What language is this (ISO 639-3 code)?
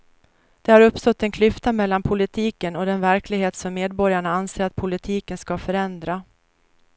swe